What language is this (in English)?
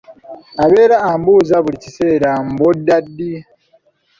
Ganda